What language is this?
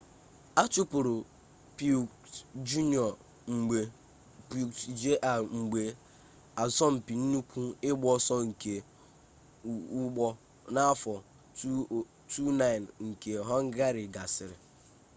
Igbo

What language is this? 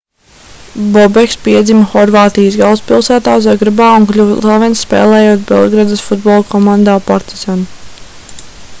Latvian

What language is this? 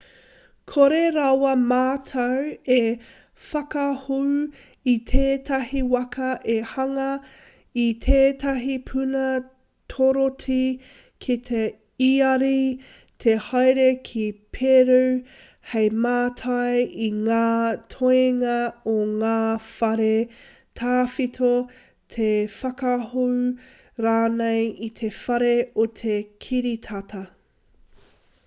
Māori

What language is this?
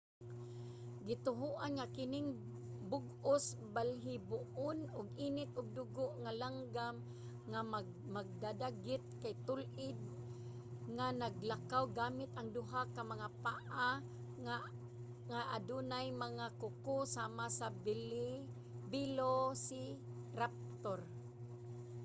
Cebuano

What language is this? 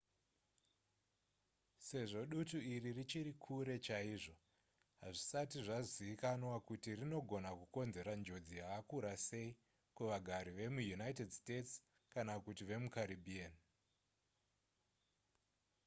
Shona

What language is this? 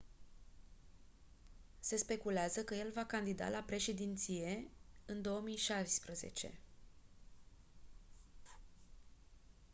Romanian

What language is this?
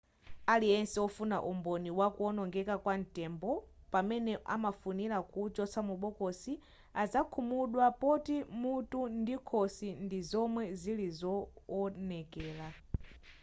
Nyanja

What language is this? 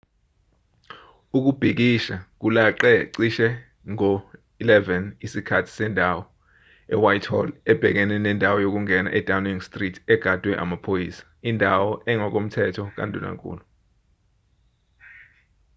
Zulu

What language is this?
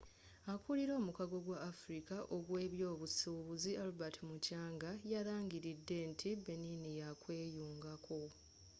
Ganda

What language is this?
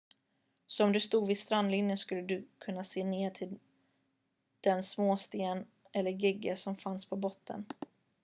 Swedish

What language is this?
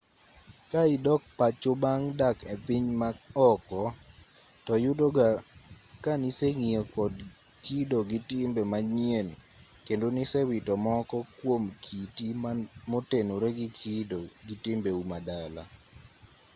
Luo (Kenya and Tanzania)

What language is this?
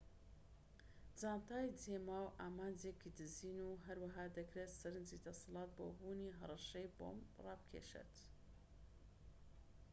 Central Kurdish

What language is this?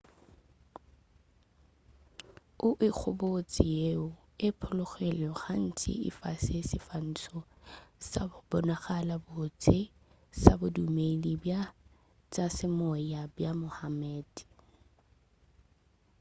Northern Sotho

